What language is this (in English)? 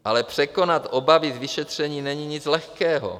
Czech